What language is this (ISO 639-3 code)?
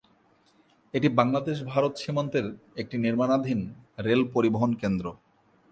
ben